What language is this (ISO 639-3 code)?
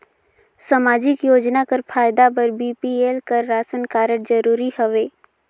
hne